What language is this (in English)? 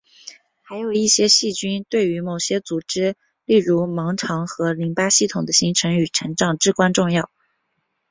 Chinese